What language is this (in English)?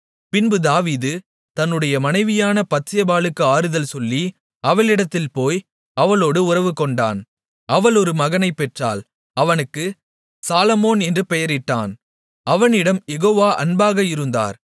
Tamil